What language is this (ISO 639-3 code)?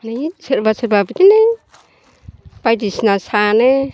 brx